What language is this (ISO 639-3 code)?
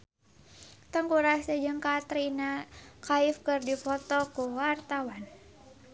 sun